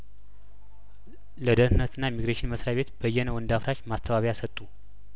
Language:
Amharic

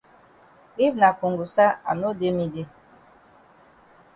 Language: Cameroon Pidgin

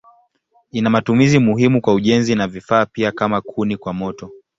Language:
Swahili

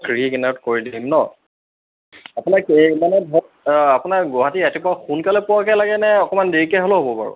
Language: Assamese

